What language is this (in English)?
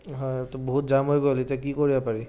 Assamese